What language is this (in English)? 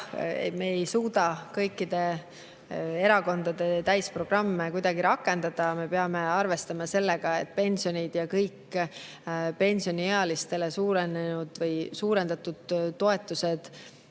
Estonian